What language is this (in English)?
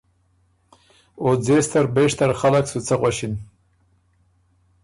Ormuri